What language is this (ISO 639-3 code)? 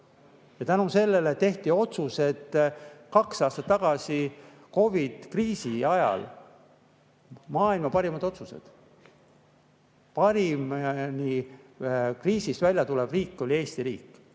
est